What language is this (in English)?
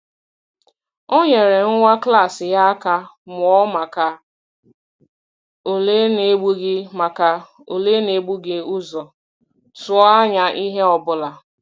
Igbo